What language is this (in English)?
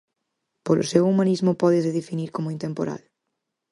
Galician